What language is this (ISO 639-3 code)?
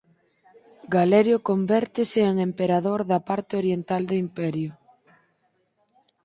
glg